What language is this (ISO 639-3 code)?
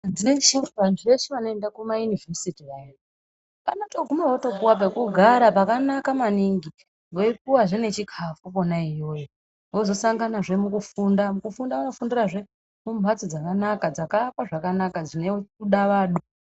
ndc